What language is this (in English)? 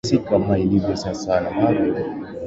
Swahili